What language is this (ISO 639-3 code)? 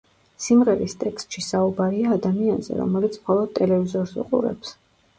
kat